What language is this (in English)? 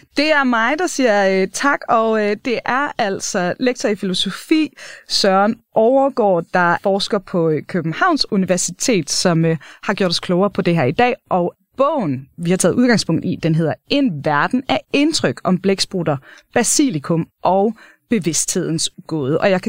Danish